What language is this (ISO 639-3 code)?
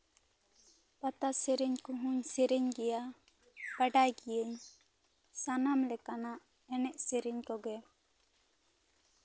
sat